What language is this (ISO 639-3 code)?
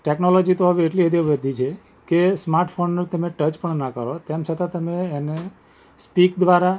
guj